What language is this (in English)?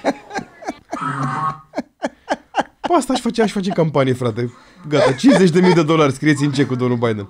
Romanian